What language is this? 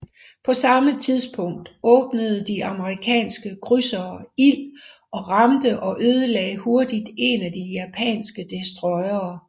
Danish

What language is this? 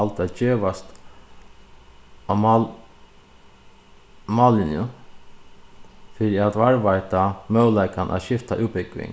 Faroese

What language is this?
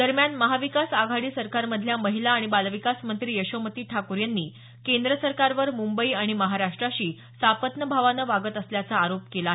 Marathi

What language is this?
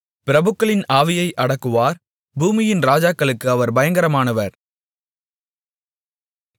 Tamil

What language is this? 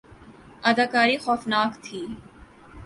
Urdu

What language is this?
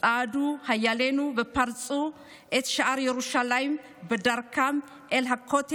Hebrew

